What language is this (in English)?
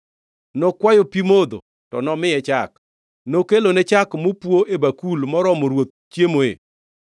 Luo (Kenya and Tanzania)